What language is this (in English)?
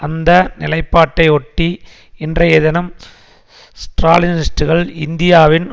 Tamil